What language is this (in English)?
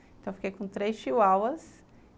Portuguese